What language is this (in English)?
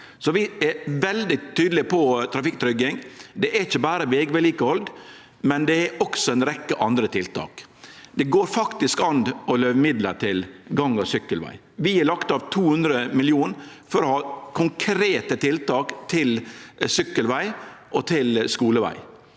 Norwegian